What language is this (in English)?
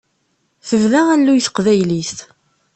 Kabyle